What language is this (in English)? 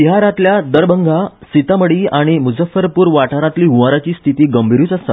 Konkani